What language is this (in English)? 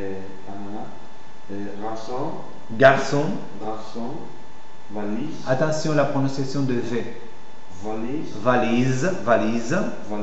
French